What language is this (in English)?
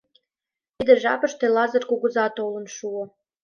Mari